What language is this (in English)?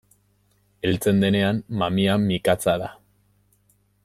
Basque